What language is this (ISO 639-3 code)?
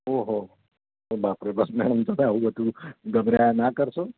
guj